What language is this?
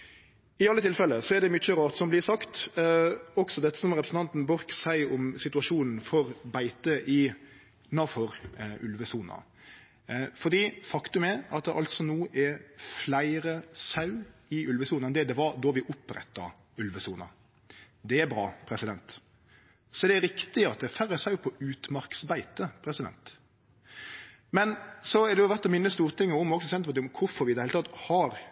Norwegian Nynorsk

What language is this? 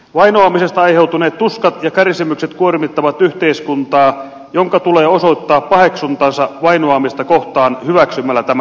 Finnish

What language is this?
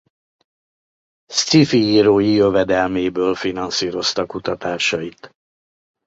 Hungarian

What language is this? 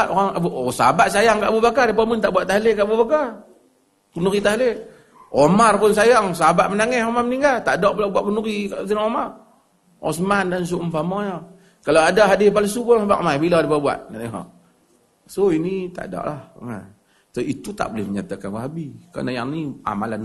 Malay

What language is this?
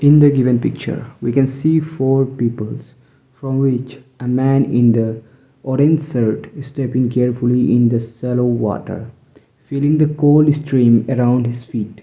English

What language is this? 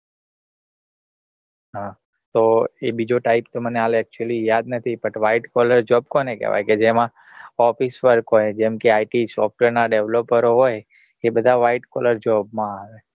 Gujarati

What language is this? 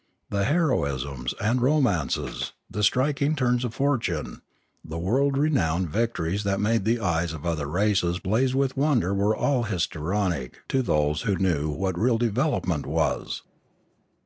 English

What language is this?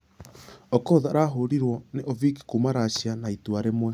Kikuyu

